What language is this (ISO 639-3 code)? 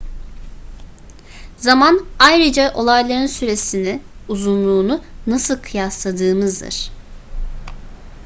tur